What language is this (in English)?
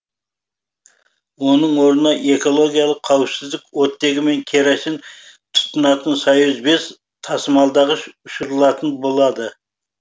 Kazakh